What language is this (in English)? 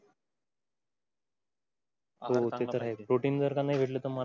Marathi